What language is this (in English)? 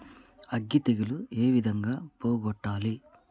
Telugu